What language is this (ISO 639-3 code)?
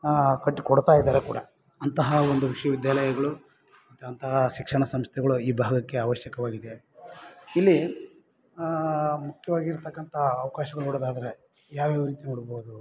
kan